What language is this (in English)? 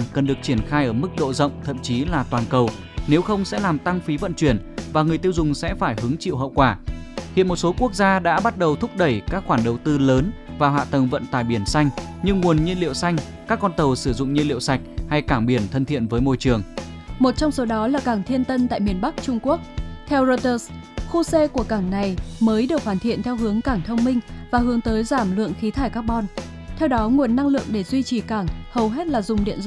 Vietnamese